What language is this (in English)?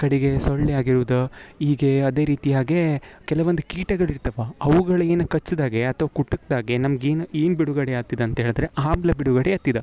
Kannada